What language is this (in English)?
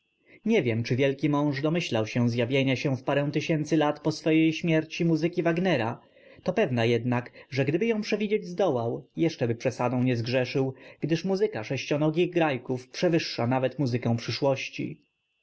Polish